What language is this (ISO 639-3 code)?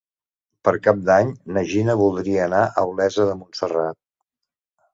cat